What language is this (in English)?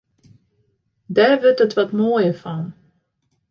Western Frisian